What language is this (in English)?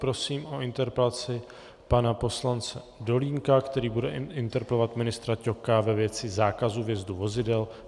Czech